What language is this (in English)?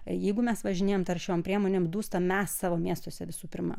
Lithuanian